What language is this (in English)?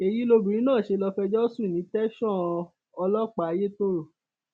Yoruba